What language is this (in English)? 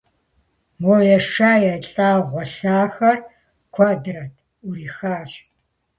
Kabardian